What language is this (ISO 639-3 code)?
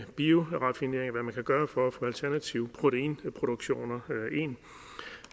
dan